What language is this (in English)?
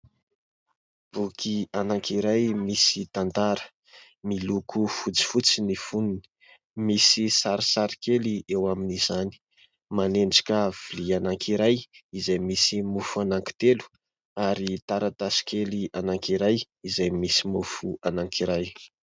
Malagasy